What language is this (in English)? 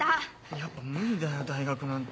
Japanese